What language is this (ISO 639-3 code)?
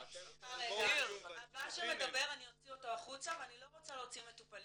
heb